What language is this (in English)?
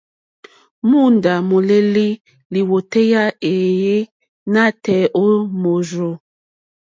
Mokpwe